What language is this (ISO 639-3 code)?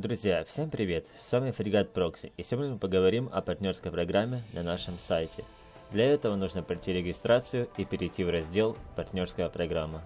rus